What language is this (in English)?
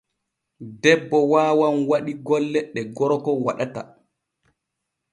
Borgu Fulfulde